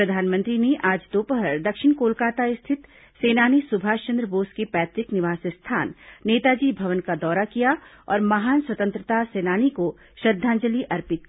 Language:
Hindi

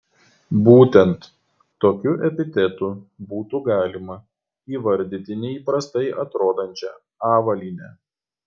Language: Lithuanian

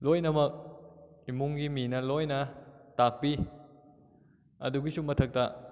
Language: Manipuri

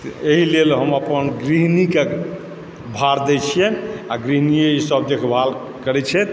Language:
Maithili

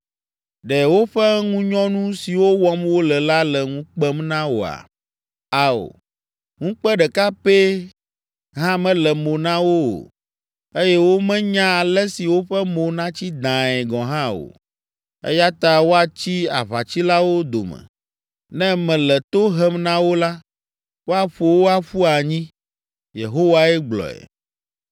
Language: Ewe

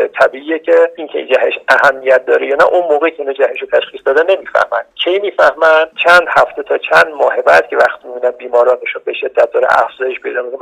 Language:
Persian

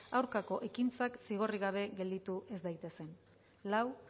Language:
Basque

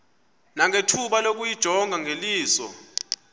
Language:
Xhosa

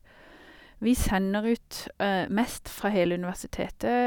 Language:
Norwegian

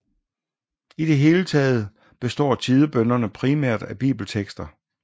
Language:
Danish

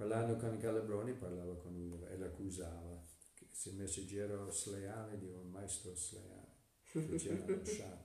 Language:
Italian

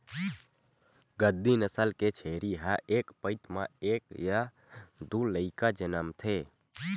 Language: Chhattisgarhi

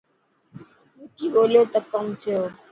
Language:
Dhatki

